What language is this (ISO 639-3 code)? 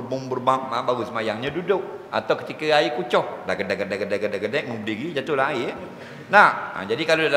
msa